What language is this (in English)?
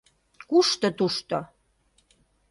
Mari